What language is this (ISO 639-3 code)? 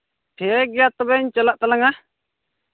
sat